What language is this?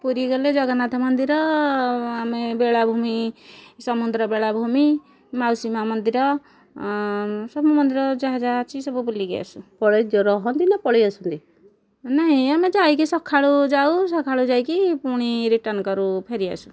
Odia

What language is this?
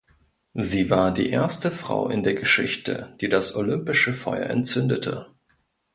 German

